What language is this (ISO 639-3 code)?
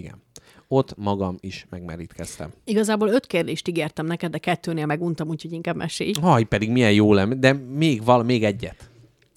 hun